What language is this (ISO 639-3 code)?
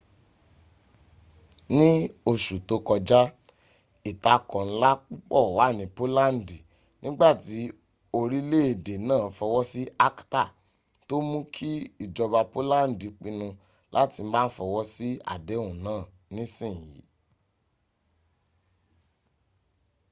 yor